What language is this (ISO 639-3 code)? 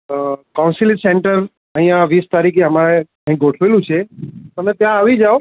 guj